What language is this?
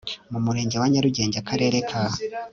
Kinyarwanda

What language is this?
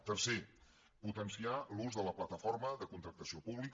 Catalan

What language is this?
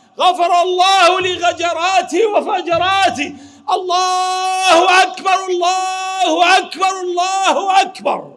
Arabic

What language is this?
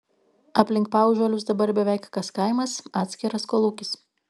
Lithuanian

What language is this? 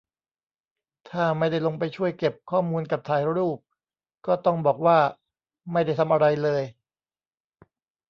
Thai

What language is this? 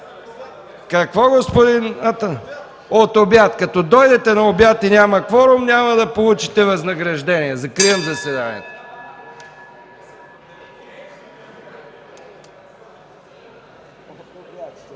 Bulgarian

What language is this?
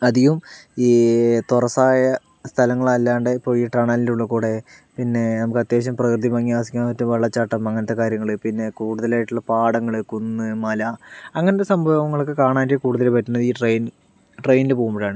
Malayalam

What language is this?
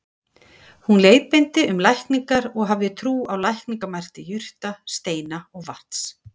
Icelandic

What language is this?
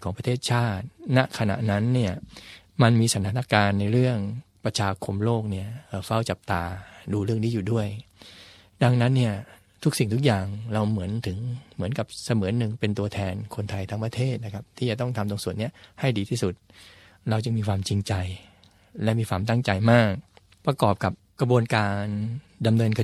Thai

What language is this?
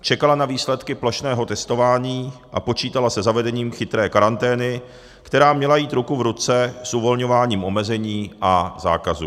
Czech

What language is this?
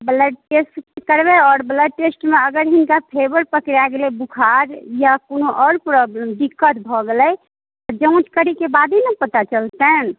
Maithili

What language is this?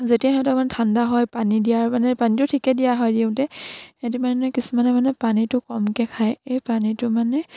Assamese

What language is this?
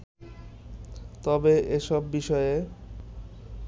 Bangla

